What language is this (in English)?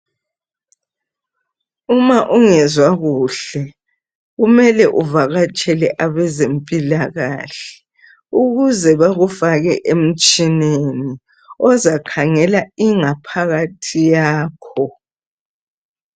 North Ndebele